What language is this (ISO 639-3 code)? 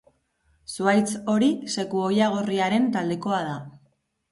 eus